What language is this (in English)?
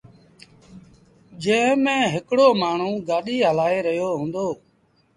Sindhi Bhil